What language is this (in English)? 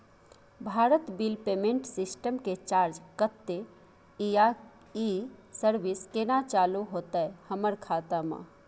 Maithili